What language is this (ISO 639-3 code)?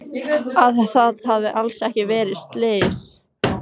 isl